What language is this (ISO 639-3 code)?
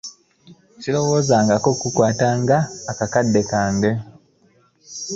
lug